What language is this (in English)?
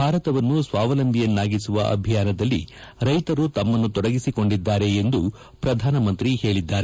Kannada